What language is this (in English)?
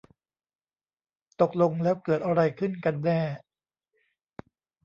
Thai